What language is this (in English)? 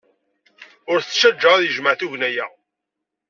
Kabyle